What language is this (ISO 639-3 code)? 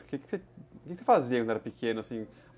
por